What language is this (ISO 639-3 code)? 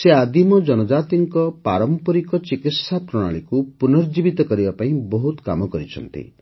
ori